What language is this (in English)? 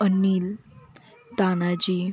Marathi